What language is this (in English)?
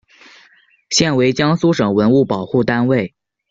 Chinese